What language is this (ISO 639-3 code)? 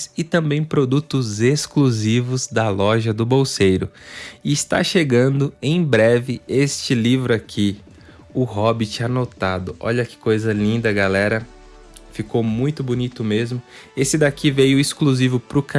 por